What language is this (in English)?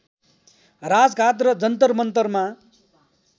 Nepali